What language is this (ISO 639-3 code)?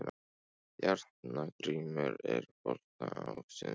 isl